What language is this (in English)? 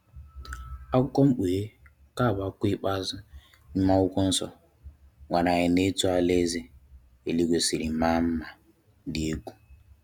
Igbo